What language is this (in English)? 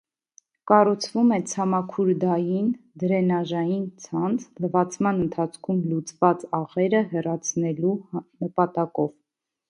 Armenian